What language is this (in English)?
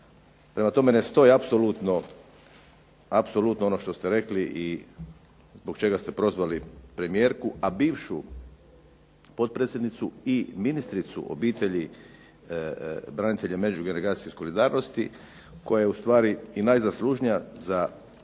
Croatian